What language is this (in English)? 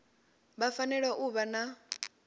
Venda